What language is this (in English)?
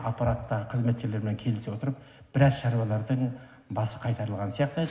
Kazakh